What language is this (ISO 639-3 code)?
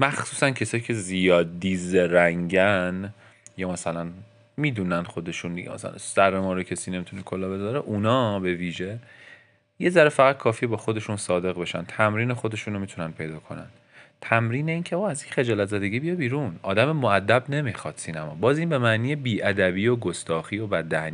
fas